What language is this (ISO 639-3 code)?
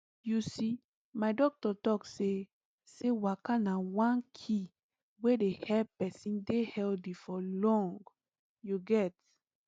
pcm